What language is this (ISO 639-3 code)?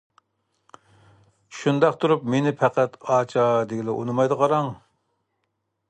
uig